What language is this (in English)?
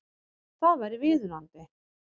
Icelandic